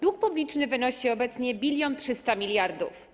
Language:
Polish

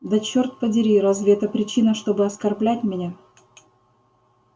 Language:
Russian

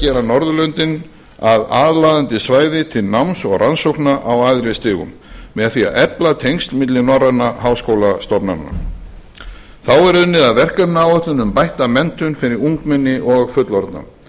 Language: Icelandic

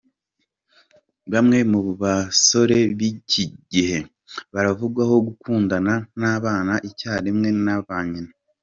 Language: Kinyarwanda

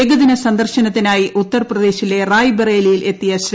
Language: Malayalam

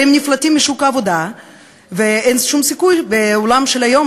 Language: Hebrew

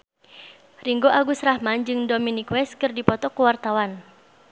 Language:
Sundanese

